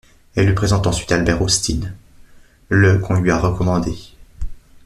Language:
French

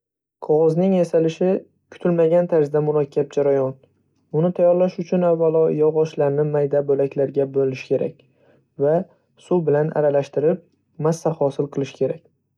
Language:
Uzbek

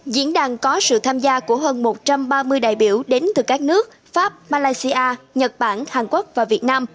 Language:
Vietnamese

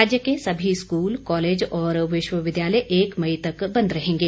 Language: Hindi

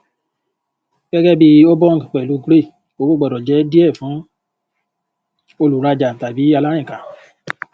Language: Yoruba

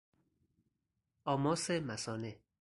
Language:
Persian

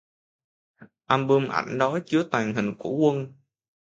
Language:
Vietnamese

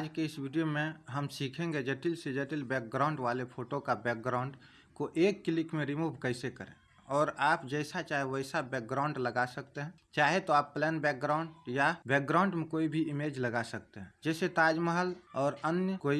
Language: Hindi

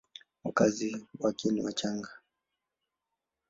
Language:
Swahili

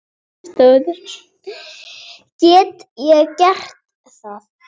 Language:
Icelandic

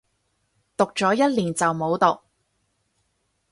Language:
Cantonese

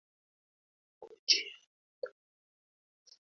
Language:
Swahili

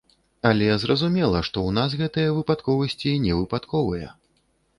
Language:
Belarusian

